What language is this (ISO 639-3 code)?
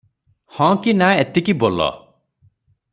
ori